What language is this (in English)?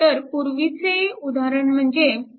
Marathi